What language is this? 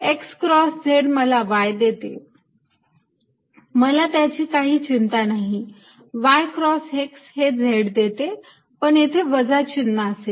Marathi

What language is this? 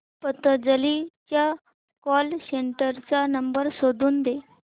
Marathi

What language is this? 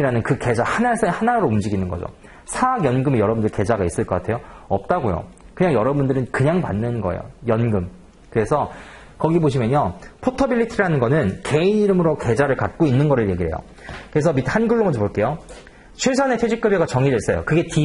Korean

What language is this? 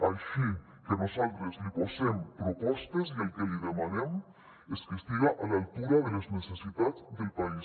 Catalan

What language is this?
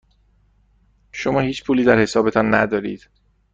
Persian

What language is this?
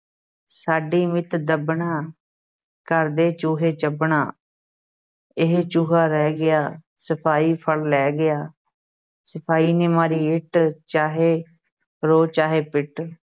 Punjabi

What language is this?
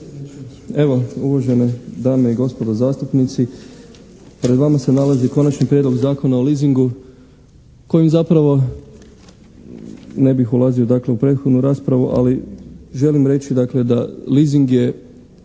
Croatian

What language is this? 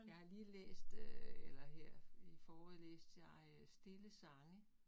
Danish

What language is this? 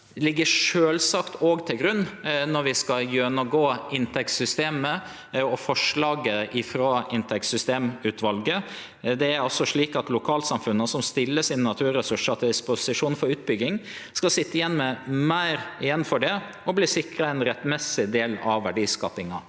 Norwegian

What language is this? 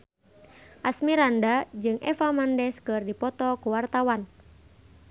Sundanese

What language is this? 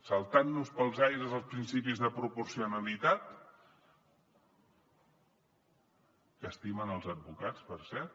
Catalan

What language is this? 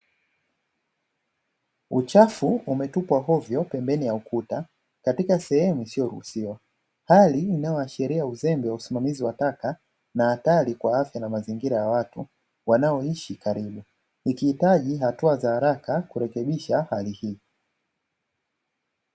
Swahili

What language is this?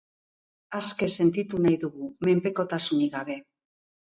Basque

